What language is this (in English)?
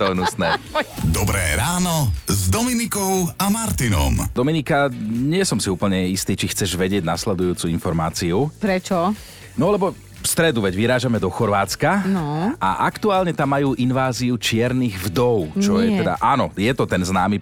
Slovak